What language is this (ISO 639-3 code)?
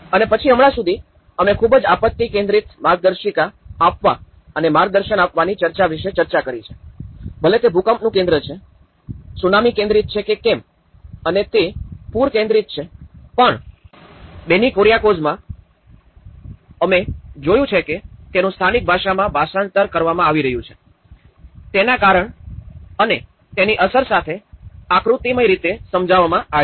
guj